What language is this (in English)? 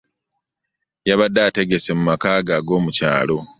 Ganda